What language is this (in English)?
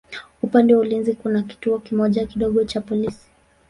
Swahili